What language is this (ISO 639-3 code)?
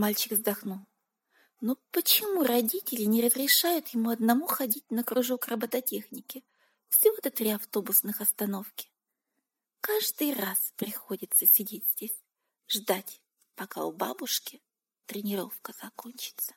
rus